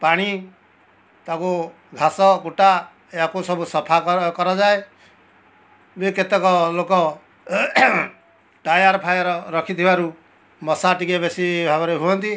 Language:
Odia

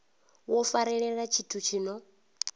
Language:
Venda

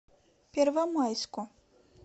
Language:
Russian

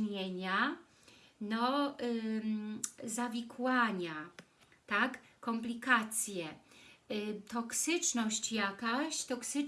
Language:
Polish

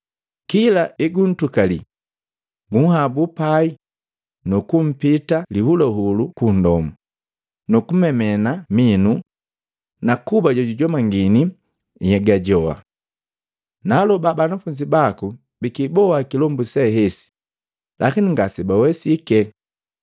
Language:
Matengo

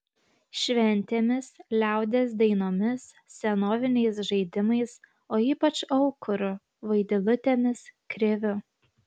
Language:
Lithuanian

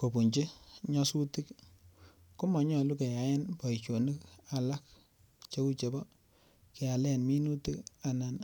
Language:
Kalenjin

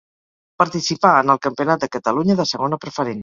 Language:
Catalan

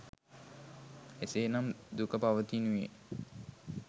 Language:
Sinhala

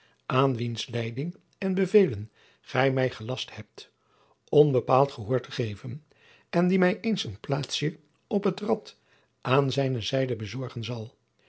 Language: Dutch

